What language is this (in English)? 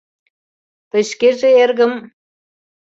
Mari